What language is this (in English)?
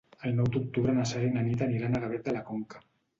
Catalan